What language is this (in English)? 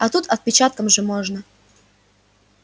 Russian